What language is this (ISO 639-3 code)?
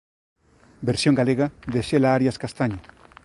glg